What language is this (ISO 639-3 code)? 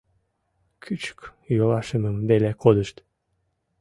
chm